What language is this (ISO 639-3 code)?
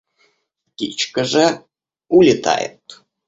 rus